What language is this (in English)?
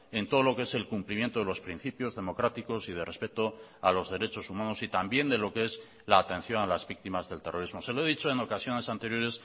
Spanish